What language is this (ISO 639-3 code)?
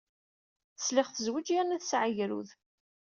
kab